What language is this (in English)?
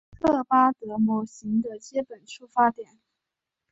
Chinese